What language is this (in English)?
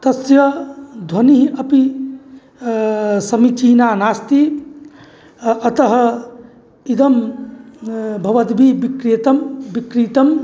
Sanskrit